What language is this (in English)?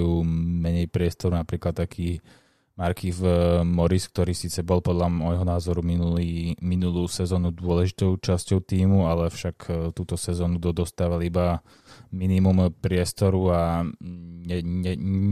Slovak